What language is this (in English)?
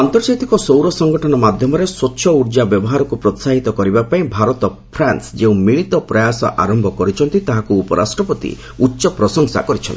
Odia